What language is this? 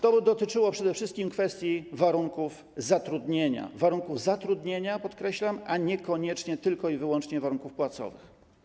Polish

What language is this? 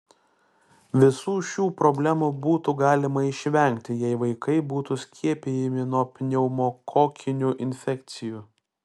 Lithuanian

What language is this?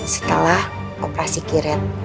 Indonesian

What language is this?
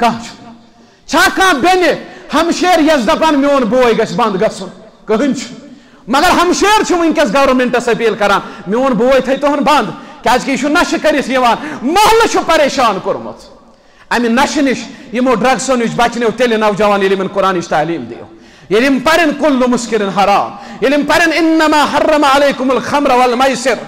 Arabic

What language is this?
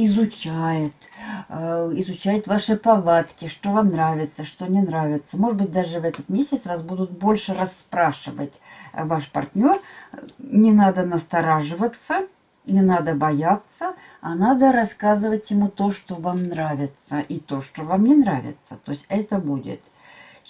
Russian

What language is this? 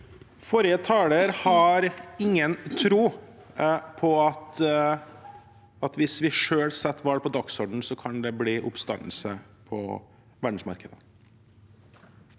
Norwegian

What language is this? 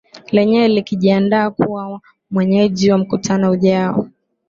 Swahili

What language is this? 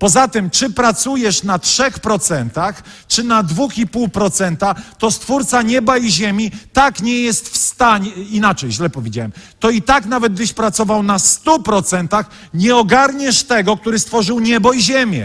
Polish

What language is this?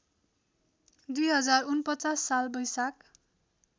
Nepali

